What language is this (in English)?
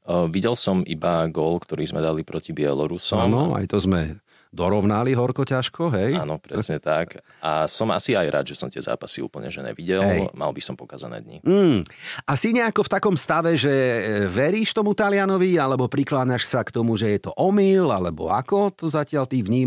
Slovak